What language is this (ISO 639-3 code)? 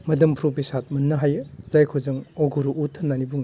brx